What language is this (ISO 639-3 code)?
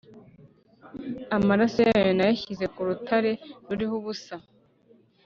kin